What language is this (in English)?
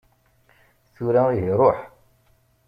Kabyle